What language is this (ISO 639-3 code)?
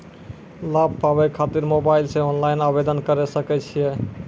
mai